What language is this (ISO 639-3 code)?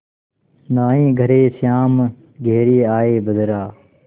hin